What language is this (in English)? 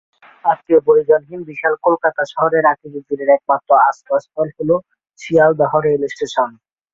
Bangla